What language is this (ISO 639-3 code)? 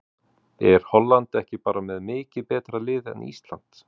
isl